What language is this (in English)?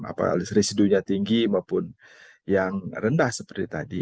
Indonesian